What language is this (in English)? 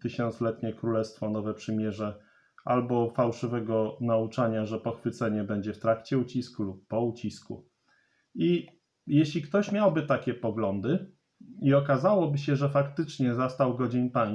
Polish